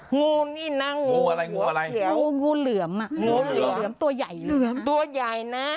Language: Thai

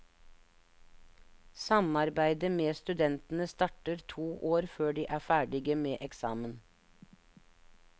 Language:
Norwegian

